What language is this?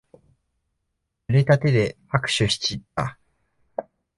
Japanese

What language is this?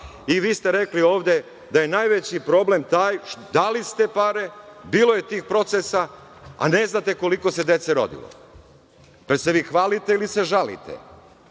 Serbian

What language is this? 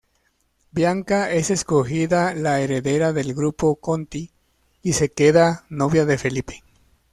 Spanish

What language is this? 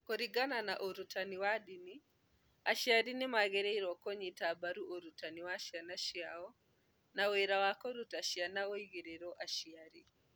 Kikuyu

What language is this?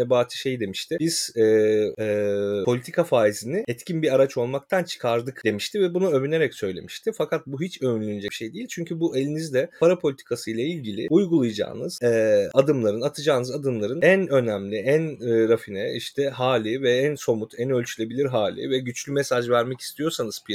Turkish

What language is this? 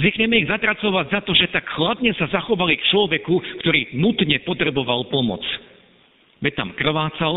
Slovak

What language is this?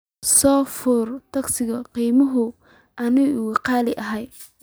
Somali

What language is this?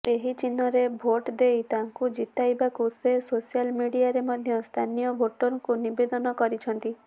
Odia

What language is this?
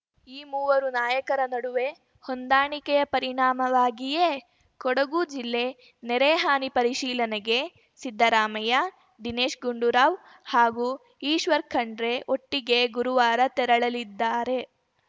Kannada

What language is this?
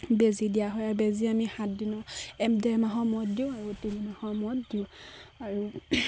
Assamese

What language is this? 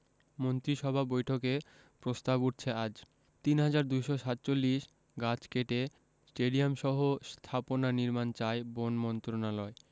Bangla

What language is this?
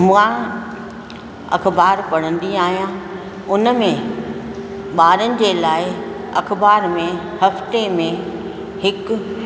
Sindhi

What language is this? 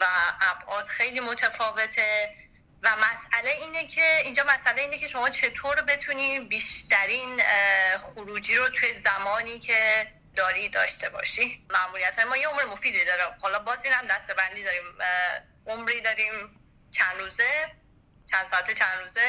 Persian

